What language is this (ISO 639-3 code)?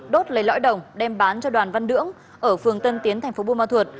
vie